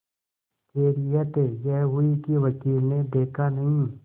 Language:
Hindi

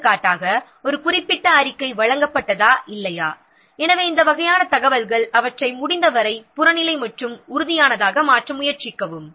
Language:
Tamil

